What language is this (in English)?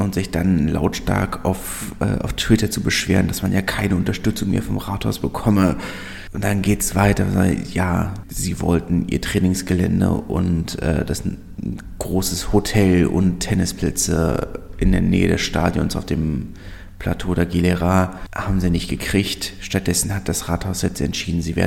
German